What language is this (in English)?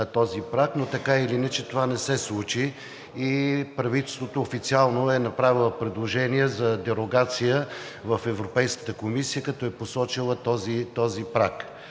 Bulgarian